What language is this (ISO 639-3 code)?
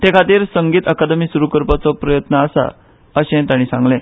kok